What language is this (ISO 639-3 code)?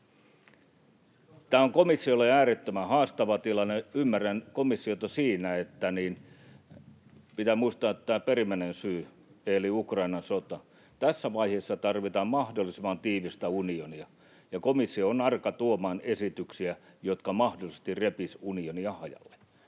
fin